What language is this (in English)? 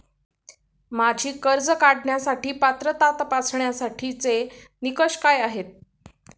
Marathi